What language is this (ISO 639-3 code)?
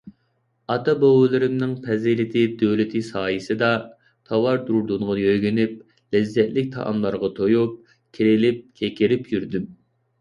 uig